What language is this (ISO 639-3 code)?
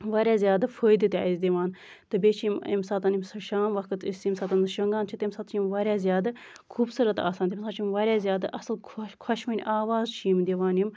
kas